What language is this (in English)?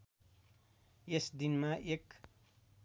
Nepali